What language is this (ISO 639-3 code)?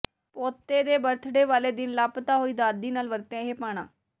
pan